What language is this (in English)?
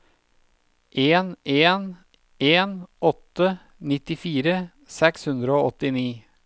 Norwegian